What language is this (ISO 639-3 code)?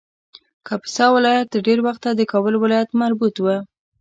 pus